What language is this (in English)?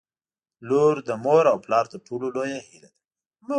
Pashto